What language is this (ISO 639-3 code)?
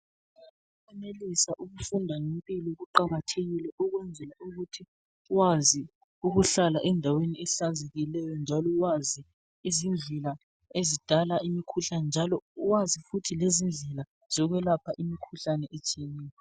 nde